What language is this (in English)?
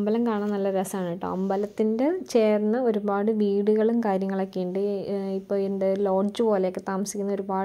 Romanian